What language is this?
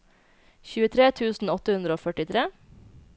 Norwegian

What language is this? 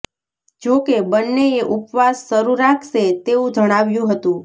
Gujarati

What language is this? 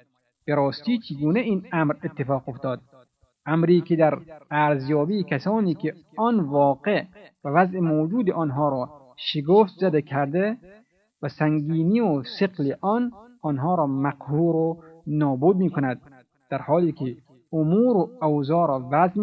Persian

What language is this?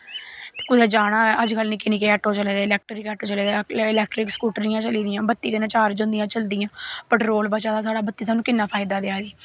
Dogri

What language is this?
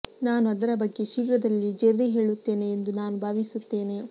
Kannada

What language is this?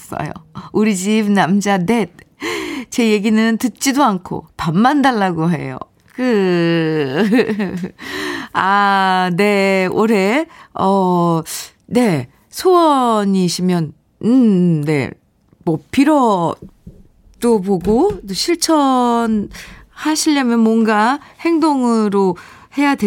Korean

